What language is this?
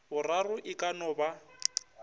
Northern Sotho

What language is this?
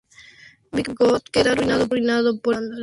Spanish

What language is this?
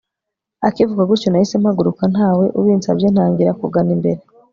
Kinyarwanda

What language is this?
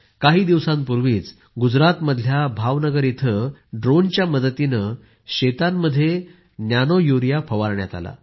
Marathi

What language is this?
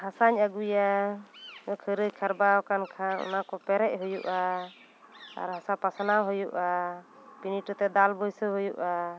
Santali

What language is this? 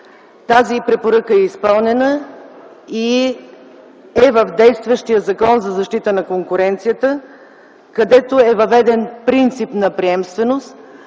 Bulgarian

